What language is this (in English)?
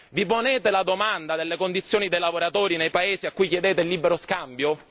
Italian